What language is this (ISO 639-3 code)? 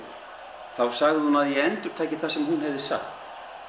isl